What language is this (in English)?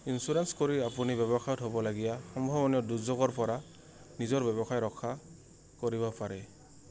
Assamese